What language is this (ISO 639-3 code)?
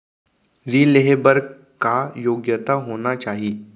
hne